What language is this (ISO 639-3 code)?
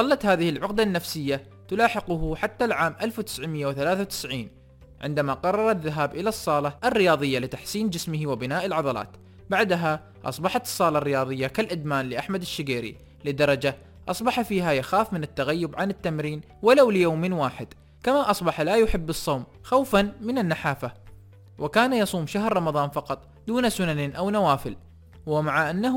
ara